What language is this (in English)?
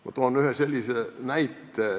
Estonian